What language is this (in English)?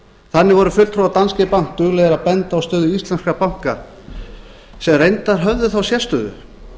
Icelandic